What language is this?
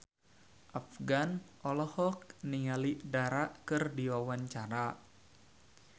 Sundanese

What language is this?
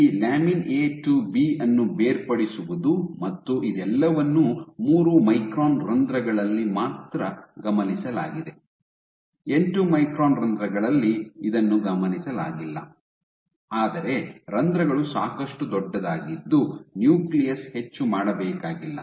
Kannada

